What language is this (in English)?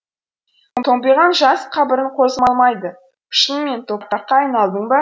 Kazakh